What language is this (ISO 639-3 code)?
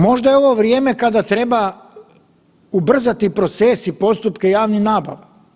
hrv